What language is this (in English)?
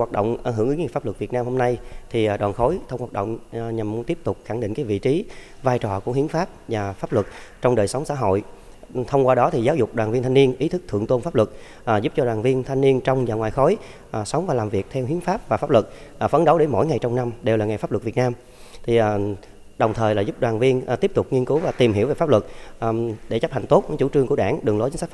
Vietnamese